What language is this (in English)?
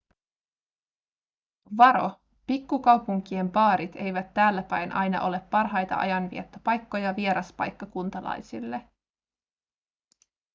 Finnish